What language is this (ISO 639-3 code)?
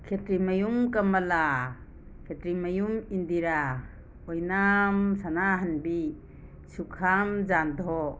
mni